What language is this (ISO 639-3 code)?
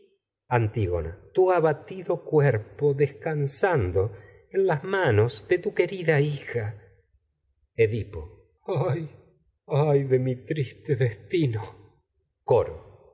spa